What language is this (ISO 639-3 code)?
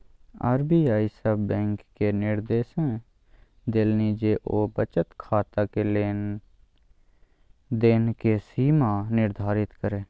mai